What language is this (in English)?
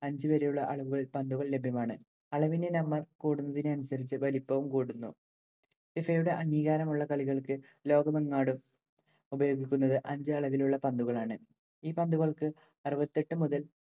Malayalam